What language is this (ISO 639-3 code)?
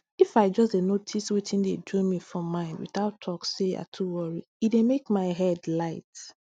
pcm